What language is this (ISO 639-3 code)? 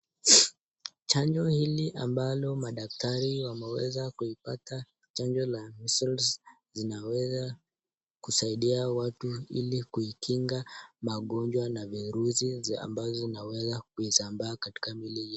swa